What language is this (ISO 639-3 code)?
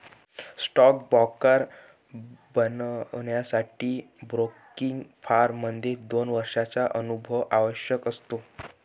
mar